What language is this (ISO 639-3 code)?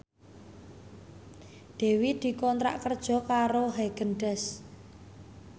jav